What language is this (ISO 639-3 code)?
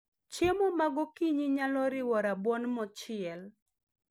luo